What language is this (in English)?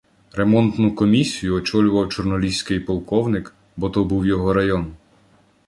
Ukrainian